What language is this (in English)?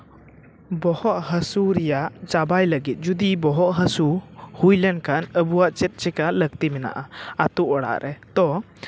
Santali